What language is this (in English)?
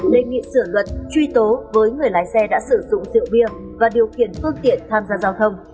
Vietnamese